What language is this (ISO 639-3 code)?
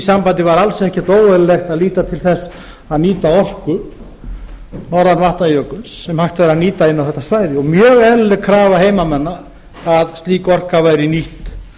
isl